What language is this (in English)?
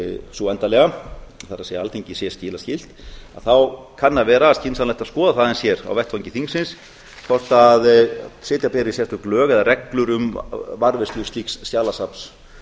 Icelandic